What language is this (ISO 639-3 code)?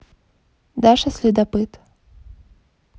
rus